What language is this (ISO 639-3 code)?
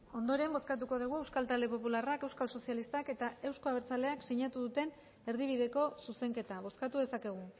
eus